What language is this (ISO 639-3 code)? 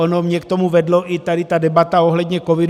ces